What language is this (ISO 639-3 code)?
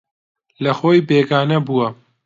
ckb